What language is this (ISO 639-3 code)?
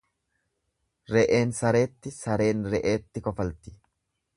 orm